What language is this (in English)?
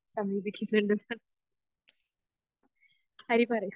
Malayalam